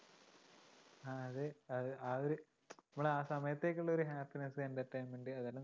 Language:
Malayalam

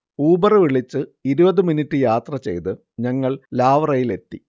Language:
Malayalam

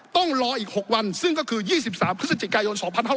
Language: Thai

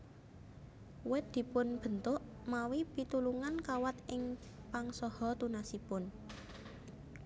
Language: Javanese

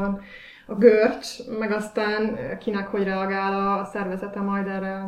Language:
Hungarian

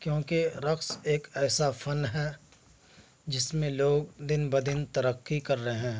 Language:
Urdu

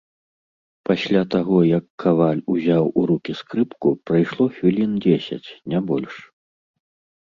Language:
Belarusian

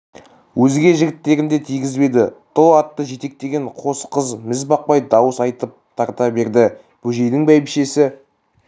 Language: Kazakh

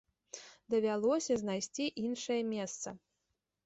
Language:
Belarusian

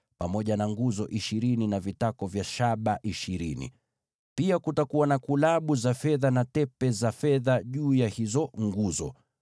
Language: Swahili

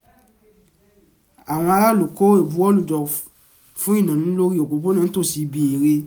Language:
Yoruba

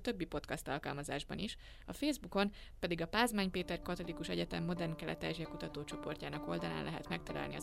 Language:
Hungarian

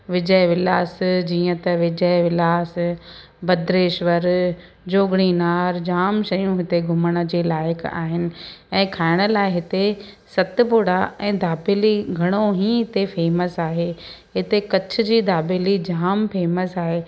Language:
Sindhi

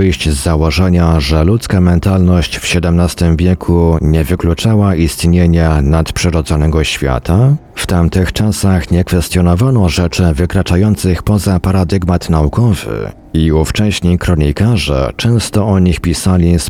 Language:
Polish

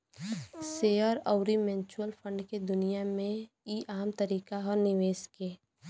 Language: Bhojpuri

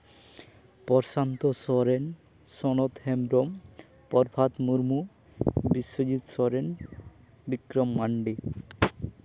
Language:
Santali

